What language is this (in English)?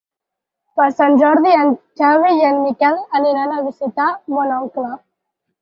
Catalan